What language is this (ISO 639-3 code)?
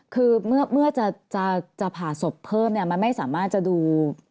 tha